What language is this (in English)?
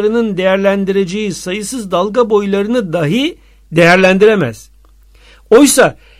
Turkish